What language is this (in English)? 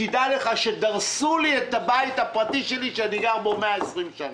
Hebrew